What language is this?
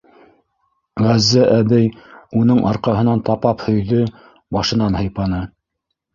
Bashkir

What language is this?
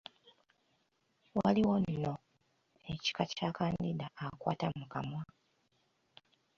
Ganda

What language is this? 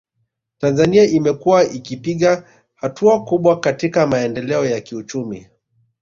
Swahili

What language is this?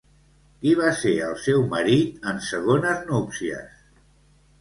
Catalan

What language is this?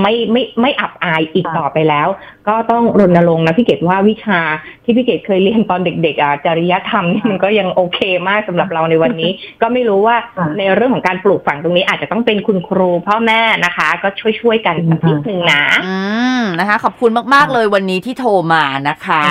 Thai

